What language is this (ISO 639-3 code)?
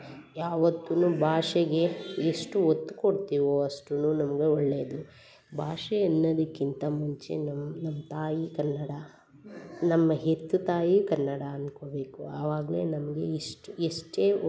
kan